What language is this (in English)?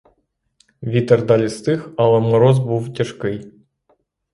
Ukrainian